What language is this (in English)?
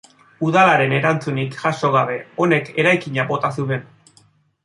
Basque